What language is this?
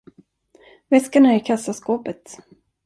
Swedish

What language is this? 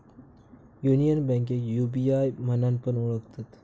Marathi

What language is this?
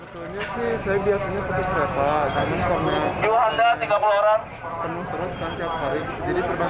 Indonesian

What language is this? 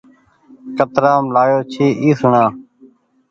Goaria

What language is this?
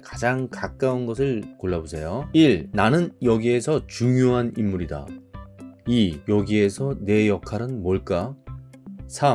Korean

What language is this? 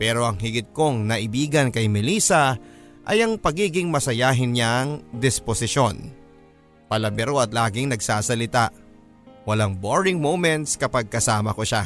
Filipino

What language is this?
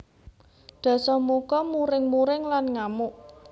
Javanese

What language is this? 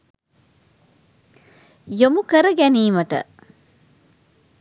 Sinhala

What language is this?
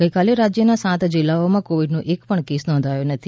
Gujarati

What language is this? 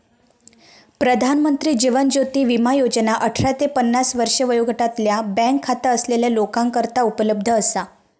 Marathi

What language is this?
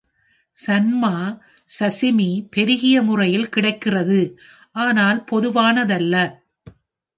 Tamil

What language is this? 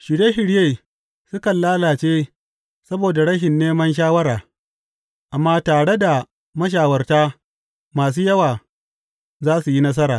Hausa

